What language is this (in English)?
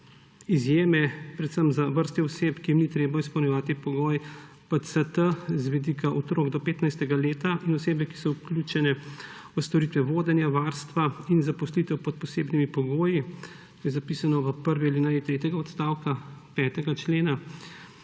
Slovenian